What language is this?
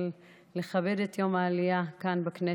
Hebrew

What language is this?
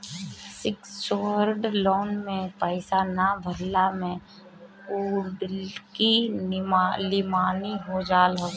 Bhojpuri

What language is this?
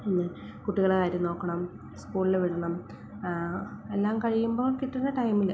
Malayalam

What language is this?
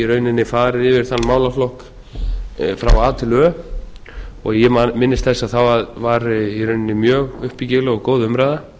Icelandic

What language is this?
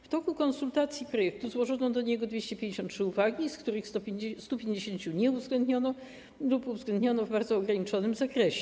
Polish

